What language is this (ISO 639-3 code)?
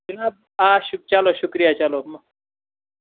kas